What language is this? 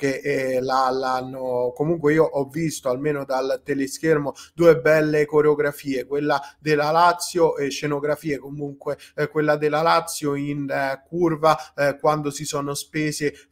Italian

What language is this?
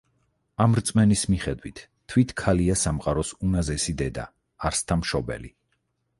Georgian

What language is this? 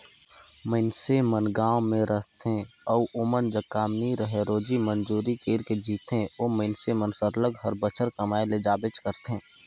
Chhattisgarhi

